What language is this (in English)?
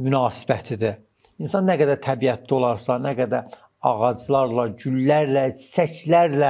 Turkish